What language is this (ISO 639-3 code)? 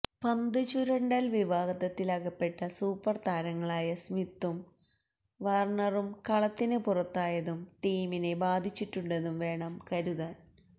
mal